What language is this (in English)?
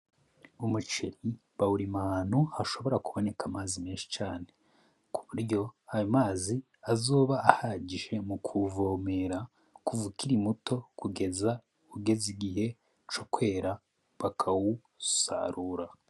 Rundi